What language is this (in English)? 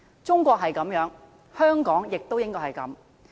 Cantonese